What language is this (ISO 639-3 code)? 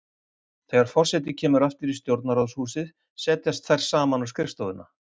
isl